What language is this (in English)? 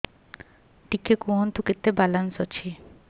Odia